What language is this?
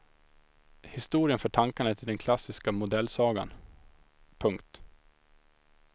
Swedish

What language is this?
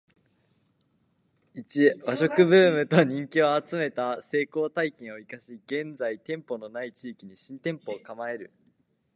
Japanese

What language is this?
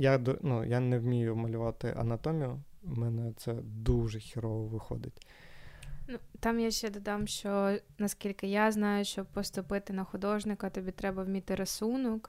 Ukrainian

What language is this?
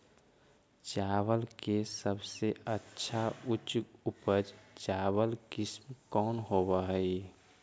Magahi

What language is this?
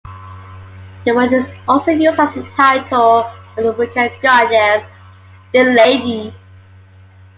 English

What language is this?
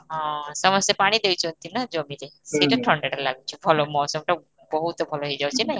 Odia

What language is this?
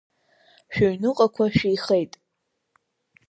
Abkhazian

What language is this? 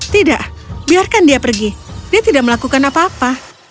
Indonesian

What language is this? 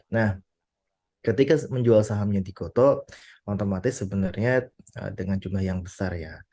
Indonesian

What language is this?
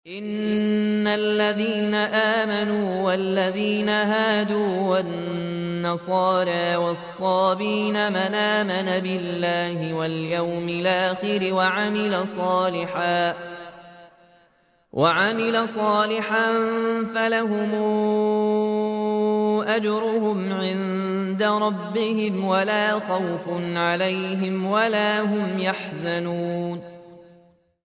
Arabic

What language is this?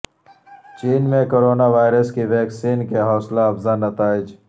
Urdu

